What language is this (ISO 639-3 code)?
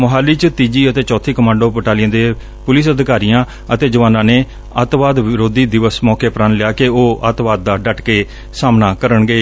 pan